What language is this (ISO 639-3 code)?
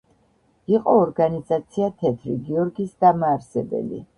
kat